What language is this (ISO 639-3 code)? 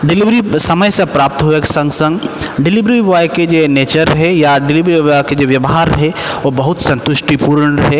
mai